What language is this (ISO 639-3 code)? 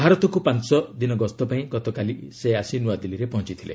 ori